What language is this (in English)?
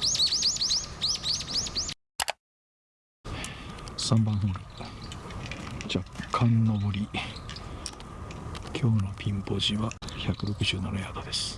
Japanese